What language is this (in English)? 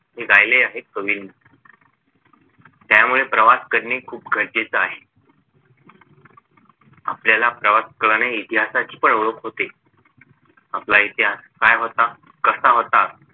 Marathi